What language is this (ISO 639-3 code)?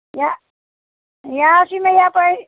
kas